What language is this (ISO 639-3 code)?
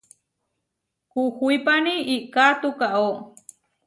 var